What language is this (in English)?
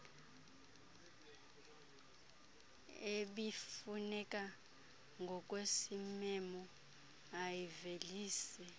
Xhosa